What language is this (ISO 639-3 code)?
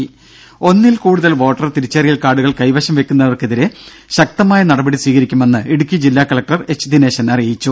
mal